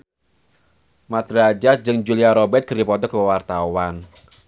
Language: Sundanese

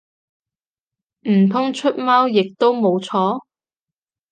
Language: Cantonese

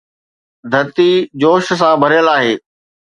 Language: Sindhi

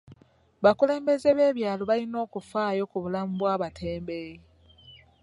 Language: Ganda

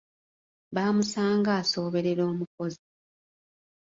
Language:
Ganda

